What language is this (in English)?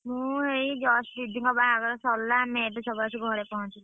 Odia